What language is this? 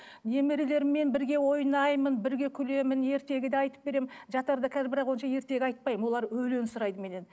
Kazakh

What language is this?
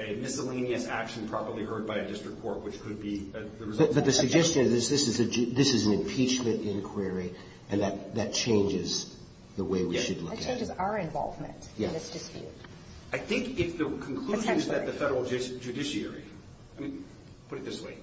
English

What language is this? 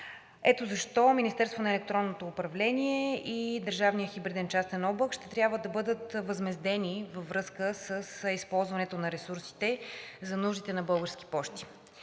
Bulgarian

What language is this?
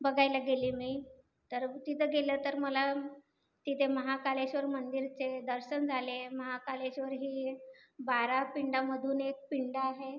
Marathi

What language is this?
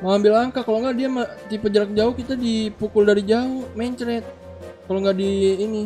Indonesian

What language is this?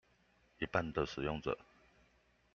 Chinese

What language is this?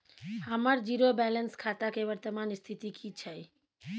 Maithili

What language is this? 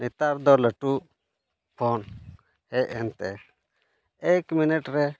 Santali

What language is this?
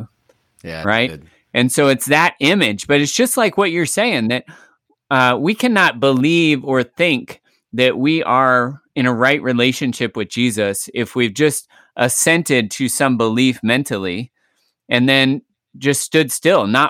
English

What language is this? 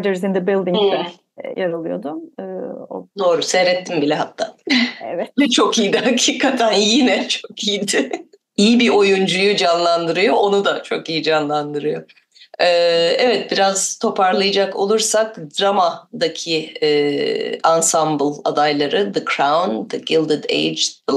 Turkish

